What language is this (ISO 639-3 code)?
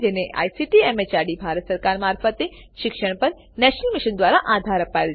guj